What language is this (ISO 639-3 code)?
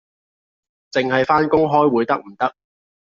yue